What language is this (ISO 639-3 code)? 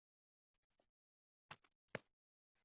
zho